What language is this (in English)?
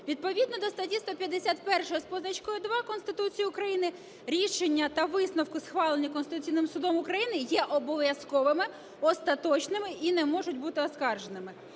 Ukrainian